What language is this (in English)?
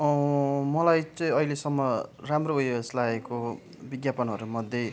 Nepali